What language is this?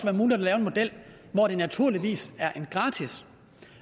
Danish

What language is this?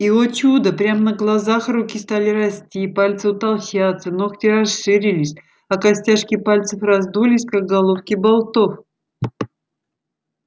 Russian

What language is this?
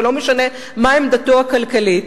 Hebrew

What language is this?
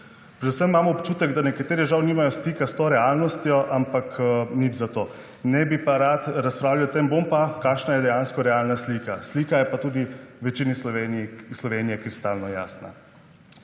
Slovenian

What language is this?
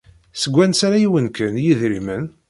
Kabyle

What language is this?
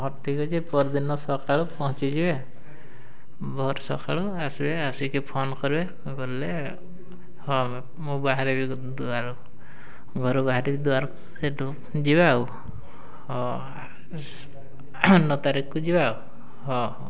Odia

